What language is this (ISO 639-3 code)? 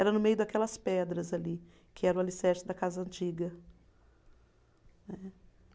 por